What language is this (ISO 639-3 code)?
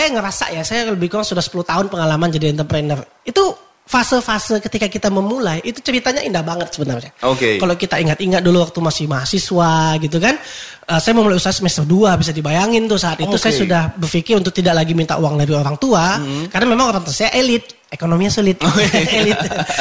ind